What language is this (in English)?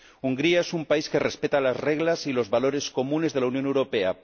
Spanish